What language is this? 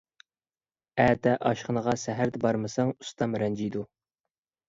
Uyghur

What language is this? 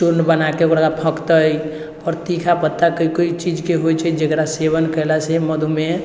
Maithili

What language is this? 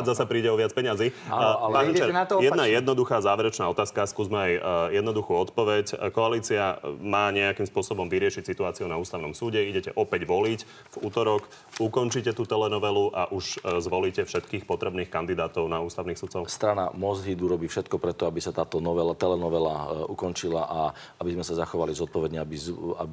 Slovak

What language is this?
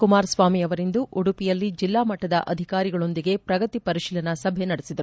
Kannada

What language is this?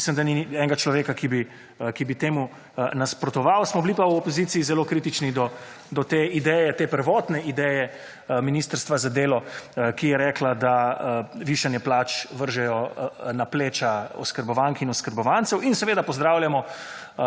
Slovenian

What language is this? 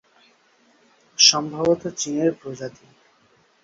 Bangla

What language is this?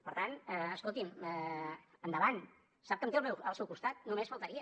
Catalan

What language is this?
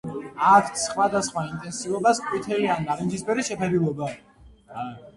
Georgian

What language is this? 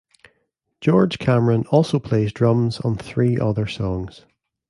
English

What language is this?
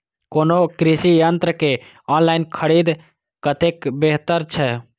Maithili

